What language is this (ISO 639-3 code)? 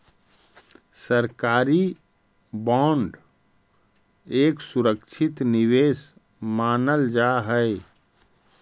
mag